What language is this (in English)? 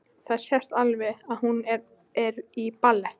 Icelandic